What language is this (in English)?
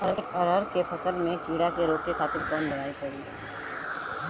Bhojpuri